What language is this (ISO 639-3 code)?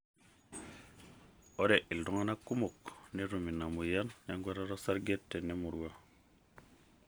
mas